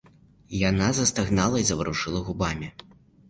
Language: Belarusian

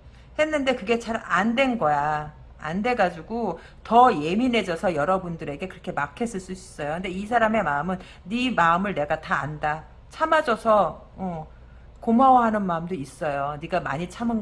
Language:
Korean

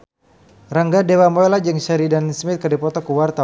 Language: Sundanese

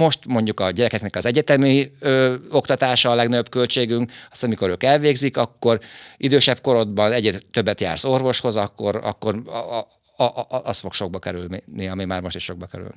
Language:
Hungarian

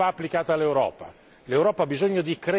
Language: Italian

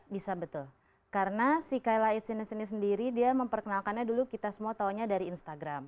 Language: Indonesian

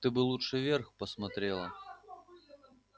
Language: Russian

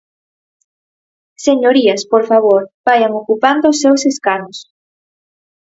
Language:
Galician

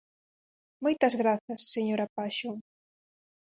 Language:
Galician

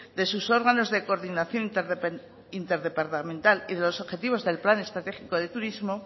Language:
Spanish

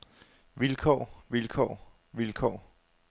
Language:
Danish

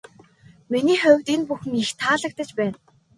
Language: Mongolian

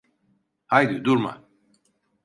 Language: Turkish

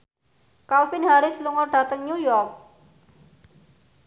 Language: Javanese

